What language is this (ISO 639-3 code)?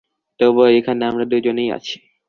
ben